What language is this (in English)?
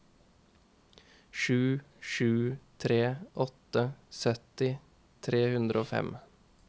Norwegian